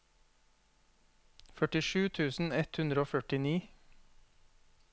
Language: Norwegian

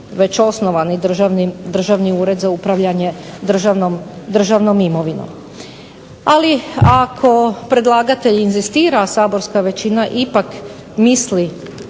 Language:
Croatian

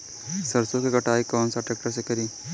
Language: Bhojpuri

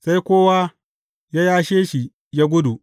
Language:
Hausa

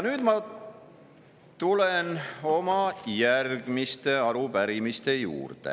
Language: Estonian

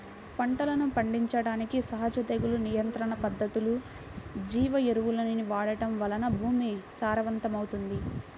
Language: Telugu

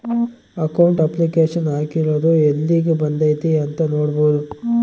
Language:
Kannada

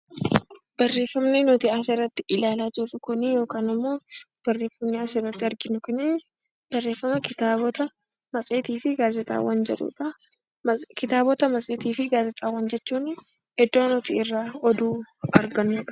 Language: Oromo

